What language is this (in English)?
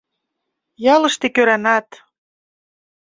Mari